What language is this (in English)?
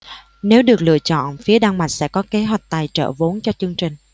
Vietnamese